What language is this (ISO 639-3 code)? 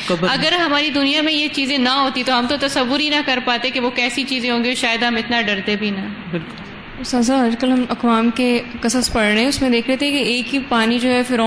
urd